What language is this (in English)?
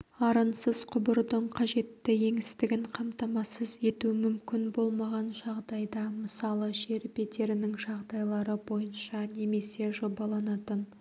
Kazakh